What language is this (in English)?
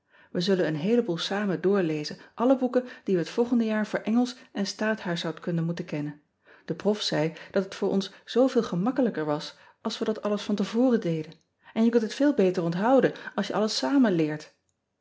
Dutch